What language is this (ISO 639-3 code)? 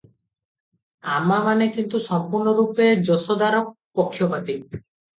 ori